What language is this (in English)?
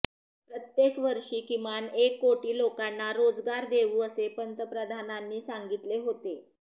Marathi